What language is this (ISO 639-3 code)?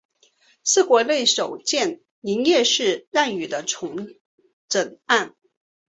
zho